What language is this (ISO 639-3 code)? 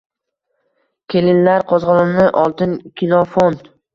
uzb